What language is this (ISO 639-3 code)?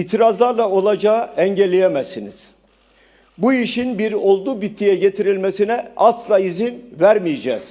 tur